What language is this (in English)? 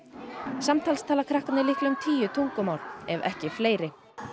Icelandic